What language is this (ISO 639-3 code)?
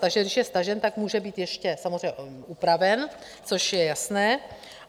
ces